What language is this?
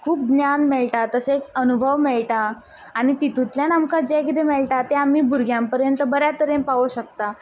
Konkani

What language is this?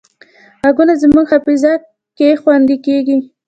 Pashto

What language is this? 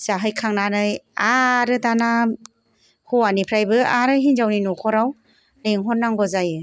Bodo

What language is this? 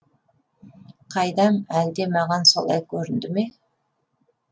Kazakh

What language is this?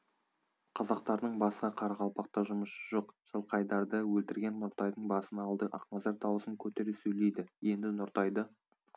Kazakh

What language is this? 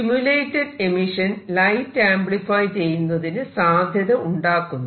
Malayalam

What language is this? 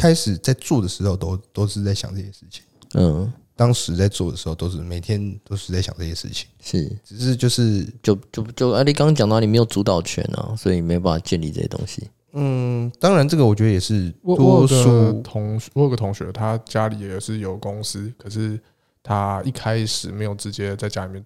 Chinese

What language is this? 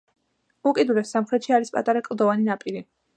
Georgian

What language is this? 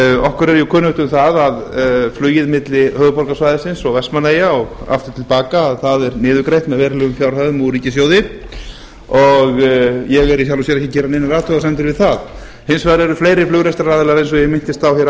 Icelandic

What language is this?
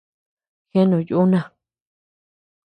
Tepeuxila Cuicatec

